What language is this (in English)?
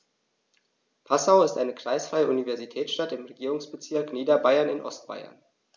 German